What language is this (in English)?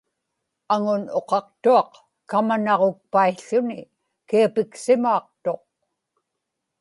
Inupiaq